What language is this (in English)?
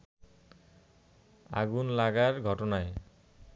Bangla